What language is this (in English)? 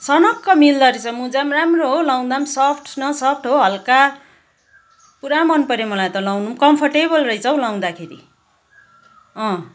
Nepali